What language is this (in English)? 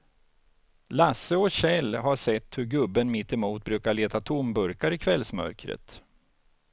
Swedish